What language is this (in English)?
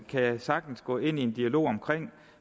Danish